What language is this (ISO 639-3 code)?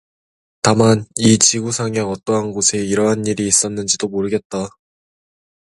kor